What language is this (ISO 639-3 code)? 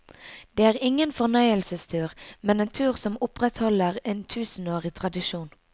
nor